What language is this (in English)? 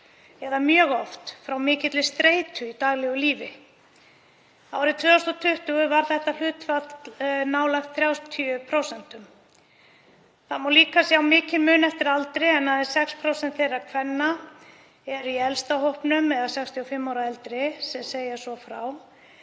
Icelandic